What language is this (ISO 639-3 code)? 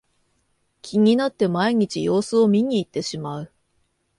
jpn